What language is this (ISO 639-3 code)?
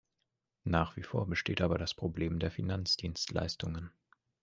deu